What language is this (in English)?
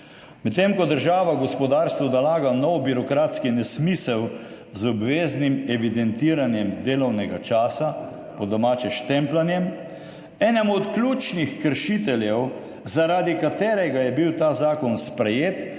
Slovenian